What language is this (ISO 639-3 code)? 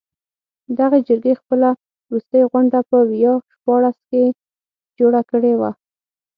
pus